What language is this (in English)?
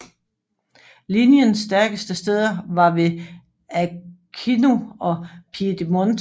Danish